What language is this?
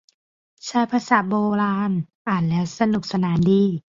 Thai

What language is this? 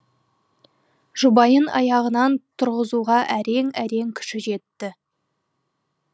Kazakh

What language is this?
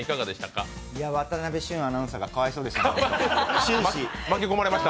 Japanese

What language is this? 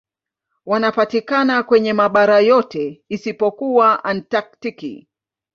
Swahili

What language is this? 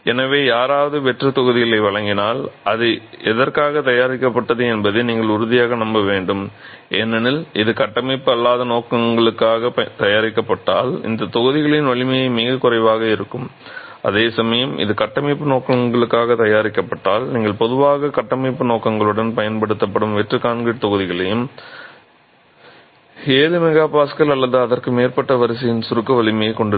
Tamil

